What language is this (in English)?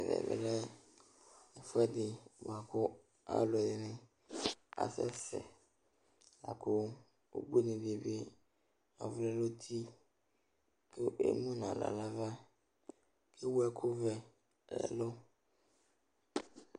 Ikposo